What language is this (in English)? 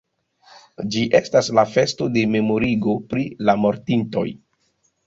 Esperanto